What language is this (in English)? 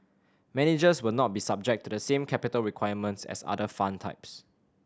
English